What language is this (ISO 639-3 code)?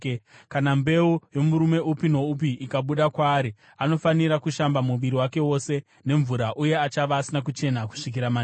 sna